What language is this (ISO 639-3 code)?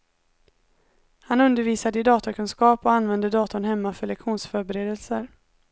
swe